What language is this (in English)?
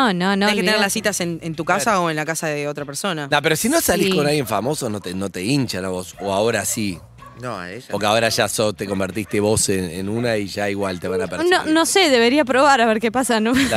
Spanish